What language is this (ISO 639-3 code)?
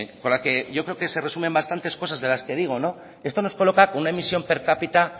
spa